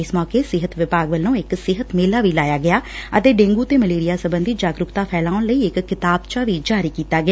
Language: Punjabi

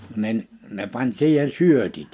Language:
Finnish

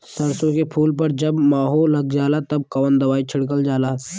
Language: Bhojpuri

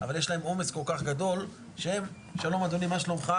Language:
Hebrew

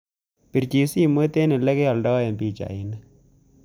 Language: Kalenjin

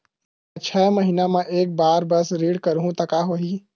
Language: Chhattisgarhi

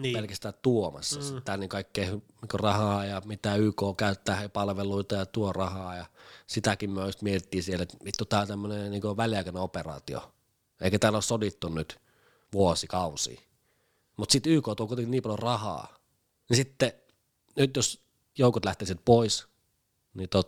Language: Finnish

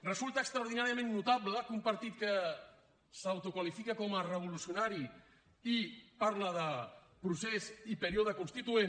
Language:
Catalan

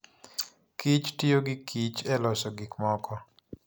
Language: Luo (Kenya and Tanzania)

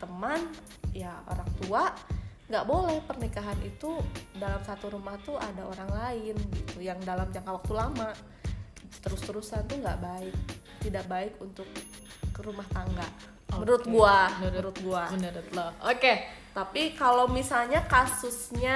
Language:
Indonesian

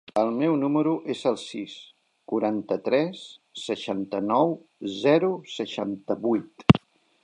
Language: Catalan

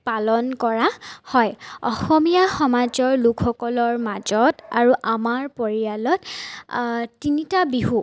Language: Assamese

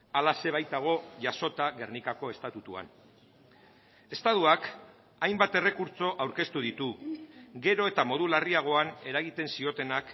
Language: Basque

